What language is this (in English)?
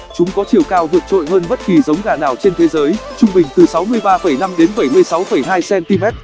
Vietnamese